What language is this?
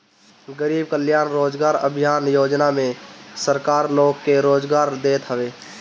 Bhojpuri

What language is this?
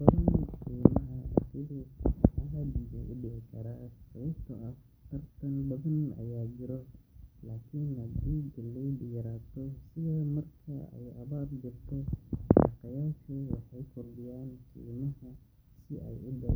Somali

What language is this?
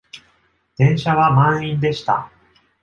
Japanese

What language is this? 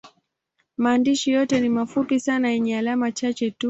Swahili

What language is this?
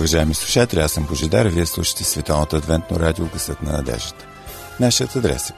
Bulgarian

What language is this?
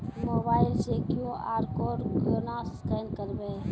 Maithili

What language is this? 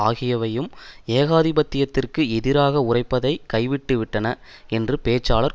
Tamil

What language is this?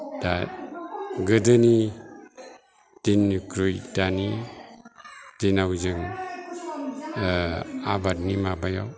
Bodo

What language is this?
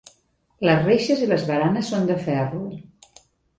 Catalan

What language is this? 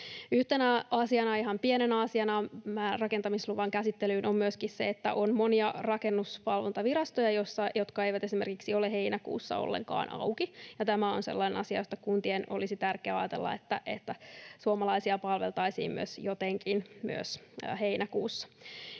Finnish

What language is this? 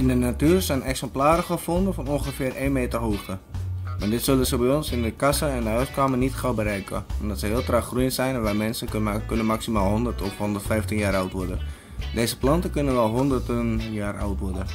Dutch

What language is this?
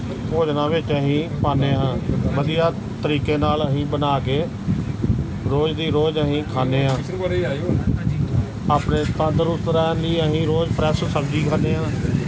Punjabi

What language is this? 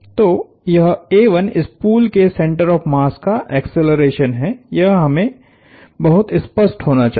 Hindi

